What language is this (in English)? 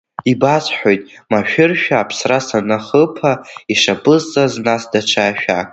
Abkhazian